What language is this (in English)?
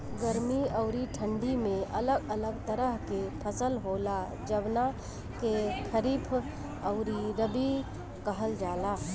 Bhojpuri